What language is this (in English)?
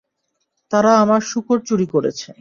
Bangla